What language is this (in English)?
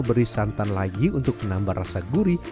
Indonesian